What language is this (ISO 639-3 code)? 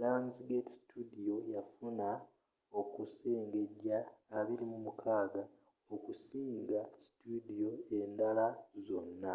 lug